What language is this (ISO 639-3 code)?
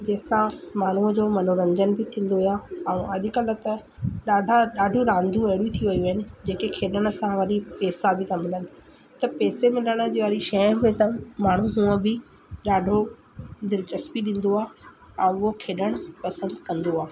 snd